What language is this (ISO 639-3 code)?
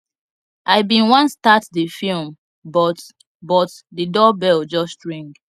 pcm